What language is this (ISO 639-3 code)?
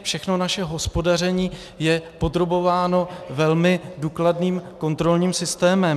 ces